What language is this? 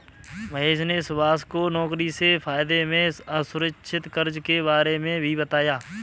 Hindi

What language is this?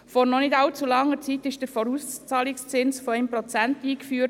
Swiss German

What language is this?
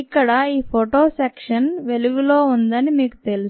Telugu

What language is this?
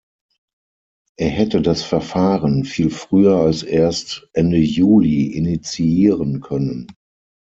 German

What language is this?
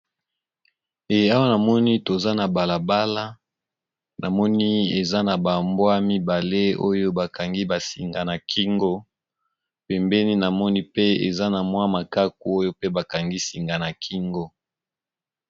Lingala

